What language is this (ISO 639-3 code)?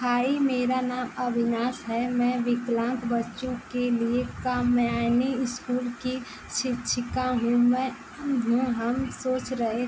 hin